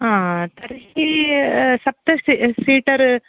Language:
Sanskrit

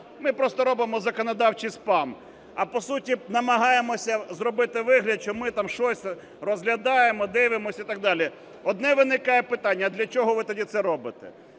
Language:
Ukrainian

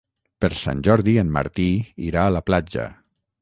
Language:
Catalan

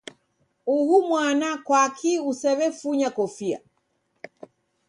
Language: Taita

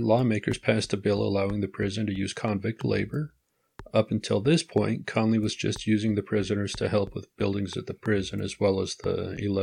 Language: English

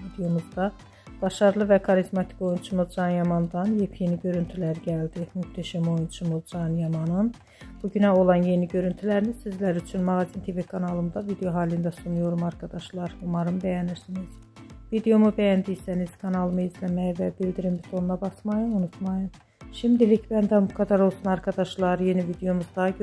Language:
Turkish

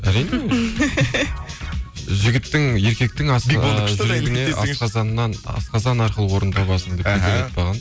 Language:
Kazakh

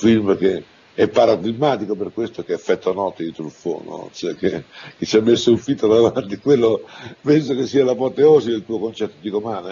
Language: Italian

